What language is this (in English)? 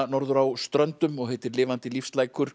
Icelandic